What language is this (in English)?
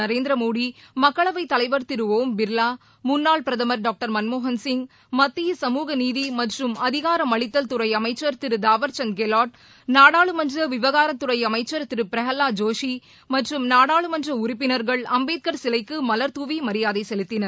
Tamil